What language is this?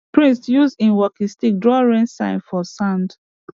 Nigerian Pidgin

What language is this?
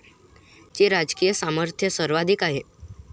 Marathi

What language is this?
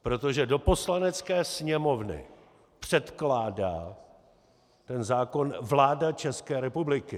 Czech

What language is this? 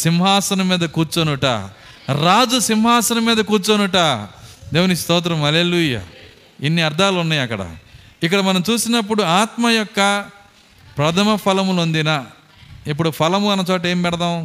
Telugu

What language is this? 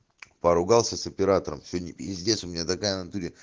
Russian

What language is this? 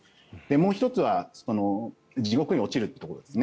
Japanese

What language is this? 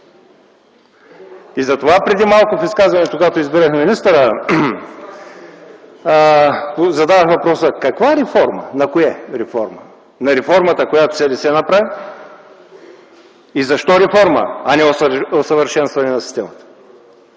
Bulgarian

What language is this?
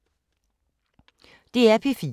Danish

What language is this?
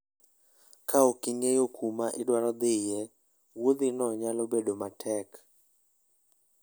Luo (Kenya and Tanzania)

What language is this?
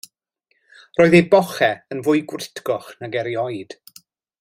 Welsh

